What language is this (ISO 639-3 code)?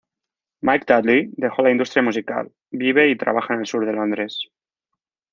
spa